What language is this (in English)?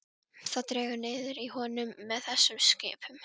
Icelandic